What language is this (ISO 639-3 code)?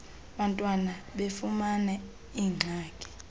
xho